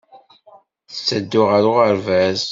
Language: Kabyle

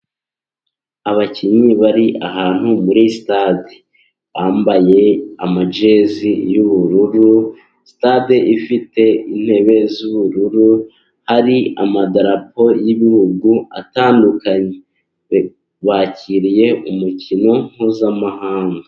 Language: Kinyarwanda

